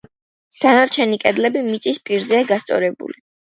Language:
Georgian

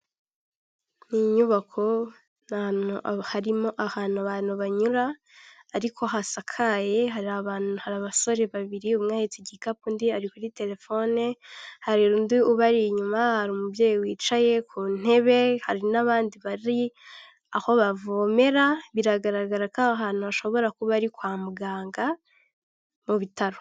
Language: Kinyarwanda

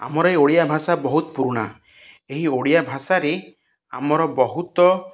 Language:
Odia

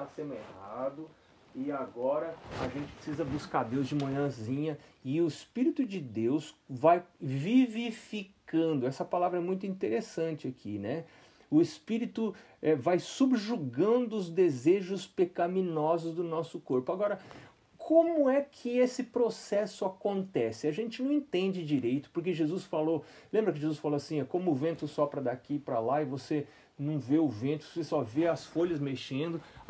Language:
Portuguese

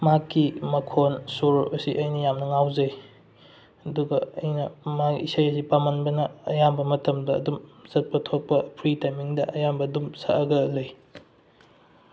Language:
Manipuri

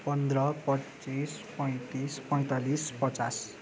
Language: Nepali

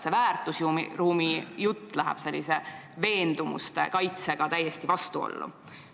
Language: Estonian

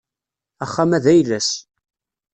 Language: Kabyle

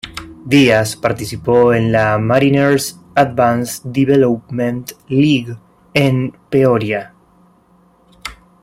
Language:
Spanish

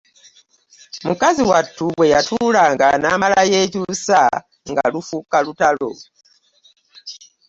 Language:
Ganda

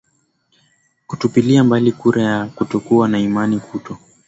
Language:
Swahili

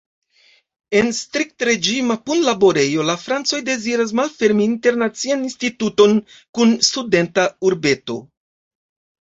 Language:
Esperanto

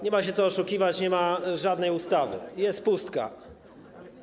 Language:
Polish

